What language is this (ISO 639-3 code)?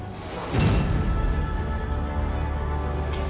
ind